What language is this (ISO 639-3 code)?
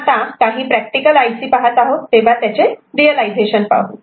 mar